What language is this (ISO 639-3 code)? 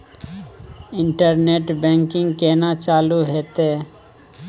mai